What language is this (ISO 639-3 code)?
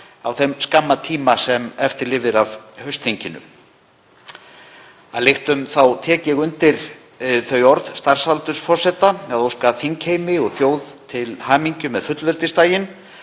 isl